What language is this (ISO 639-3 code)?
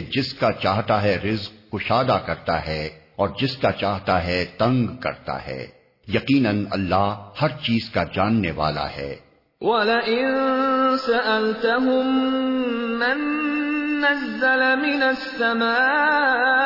urd